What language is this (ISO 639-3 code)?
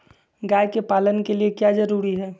mag